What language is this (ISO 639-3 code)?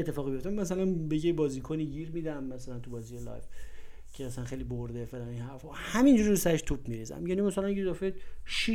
fas